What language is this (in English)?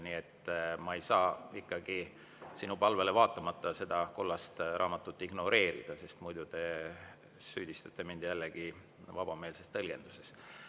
Estonian